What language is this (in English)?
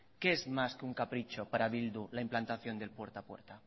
Spanish